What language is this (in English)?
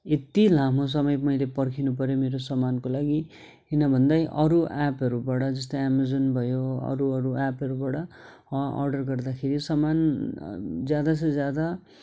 Nepali